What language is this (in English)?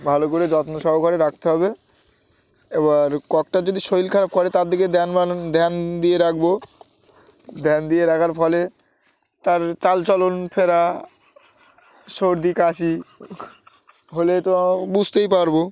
Bangla